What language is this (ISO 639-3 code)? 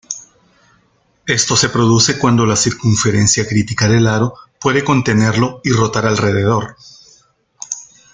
spa